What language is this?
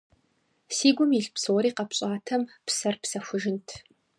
Kabardian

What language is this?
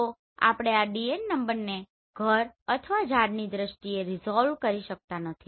Gujarati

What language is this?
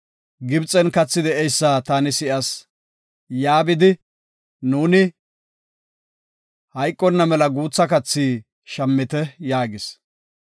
Gofa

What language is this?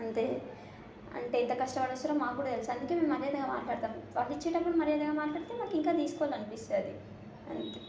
Telugu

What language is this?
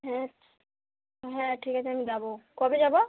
Bangla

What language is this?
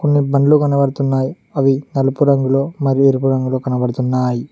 Telugu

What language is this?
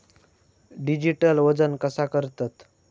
Marathi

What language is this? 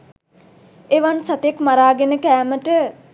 Sinhala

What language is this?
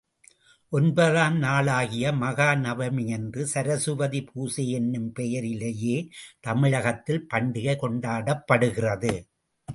Tamil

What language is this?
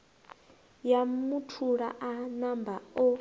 Venda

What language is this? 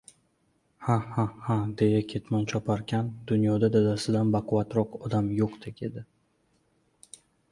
Uzbek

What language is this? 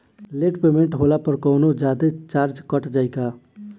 Bhojpuri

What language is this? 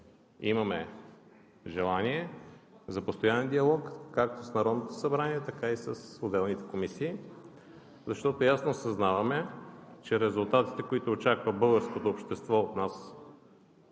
Bulgarian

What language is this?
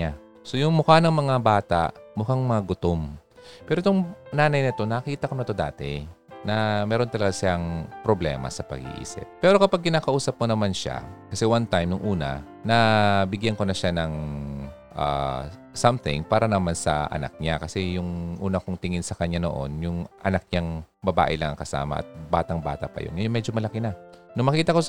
Filipino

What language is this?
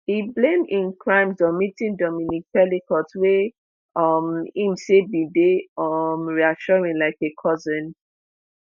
Nigerian Pidgin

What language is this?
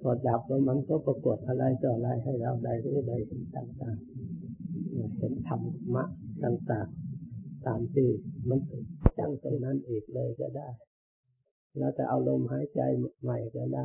Thai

